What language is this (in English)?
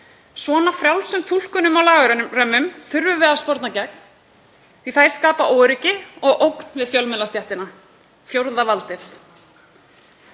Icelandic